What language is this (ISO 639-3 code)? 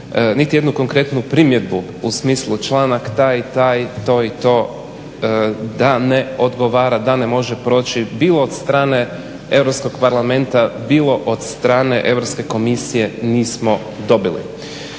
hrv